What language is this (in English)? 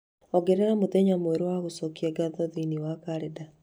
Kikuyu